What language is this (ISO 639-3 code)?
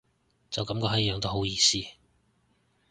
yue